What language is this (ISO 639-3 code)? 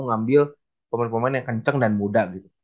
ind